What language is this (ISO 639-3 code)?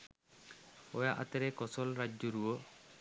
sin